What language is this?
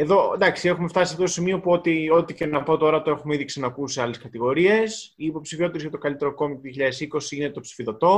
Greek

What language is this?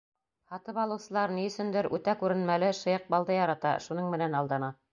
Bashkir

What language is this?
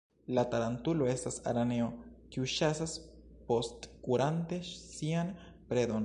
Esperanto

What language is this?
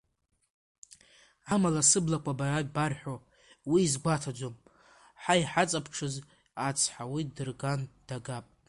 Abkhazian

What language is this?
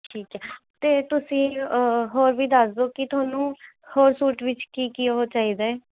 Punjabi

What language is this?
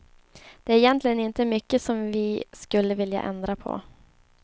Swedish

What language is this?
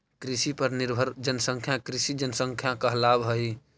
Magahi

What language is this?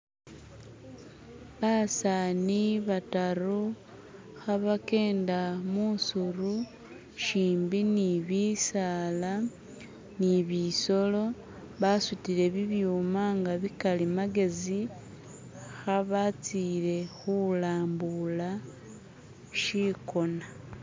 Masaaba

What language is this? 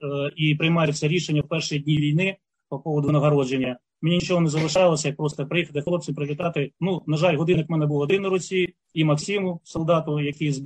Ukrainian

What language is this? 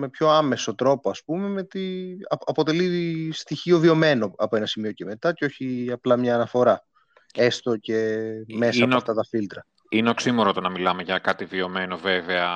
Greek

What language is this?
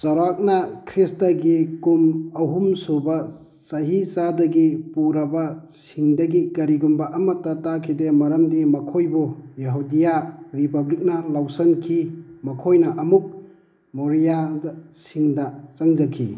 Manipuri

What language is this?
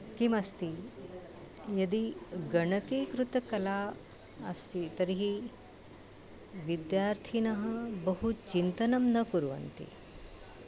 Sanskrit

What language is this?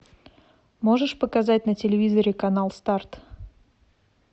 Russian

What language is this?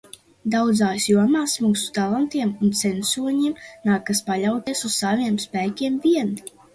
Latvian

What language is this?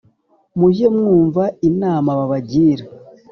Kinyarwanda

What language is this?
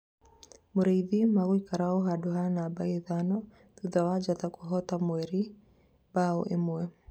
Kikuyu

